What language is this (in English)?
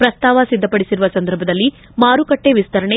Kannada